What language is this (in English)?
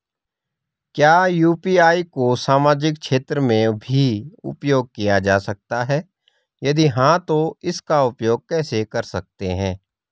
Hindi